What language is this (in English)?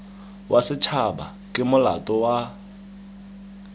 Tswana